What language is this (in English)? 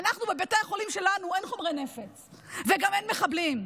Hebrew